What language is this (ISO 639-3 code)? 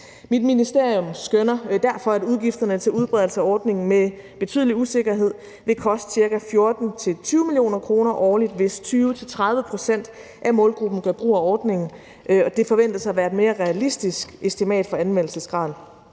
dan